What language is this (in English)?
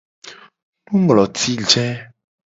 Gen